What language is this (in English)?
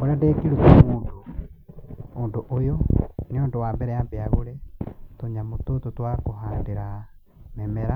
Kikuyu